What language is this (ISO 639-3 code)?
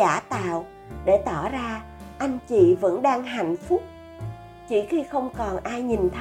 vie